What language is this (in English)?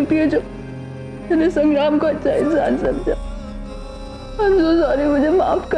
Hindi